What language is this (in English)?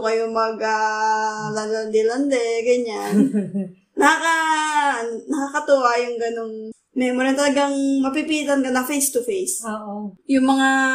Filipino